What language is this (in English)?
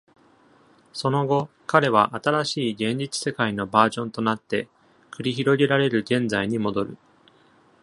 Japanese